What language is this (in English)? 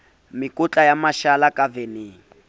Southern Sotho